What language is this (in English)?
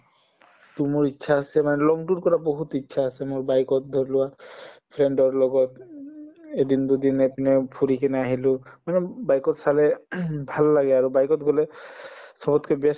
Assamese